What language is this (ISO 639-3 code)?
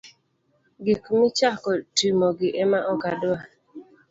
luo